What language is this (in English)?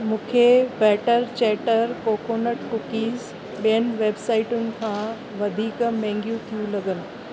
Sindhi